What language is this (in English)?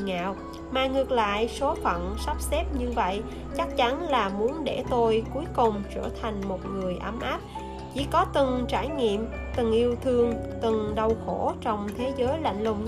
Vietnamese